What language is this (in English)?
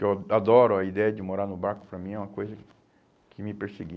Portuguese